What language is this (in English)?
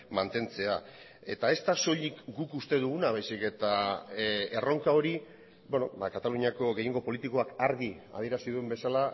Basque